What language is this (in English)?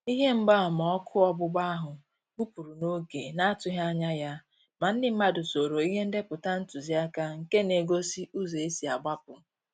Igbo